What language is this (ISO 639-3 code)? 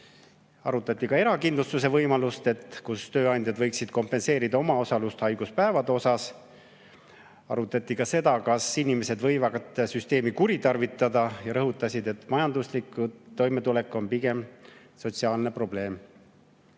est